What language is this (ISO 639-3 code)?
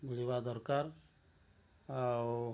ori